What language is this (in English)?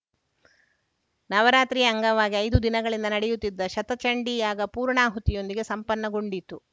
Kannada